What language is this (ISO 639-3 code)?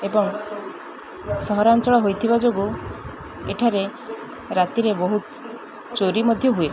ori